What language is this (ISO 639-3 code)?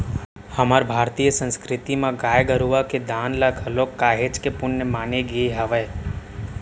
hne